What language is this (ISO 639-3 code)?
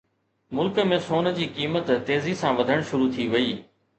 snd